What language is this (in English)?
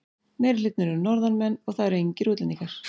Icelandic